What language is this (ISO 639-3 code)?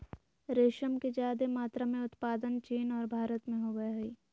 mag